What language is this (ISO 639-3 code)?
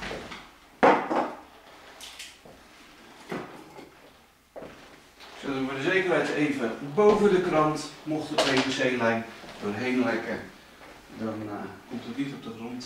nld